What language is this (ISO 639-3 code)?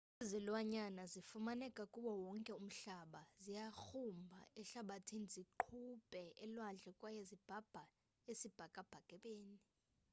xho